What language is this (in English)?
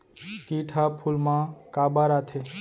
Chhattisgarhi